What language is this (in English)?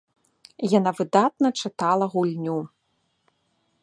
Belarusian